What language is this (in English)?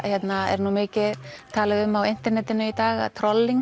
Icelandic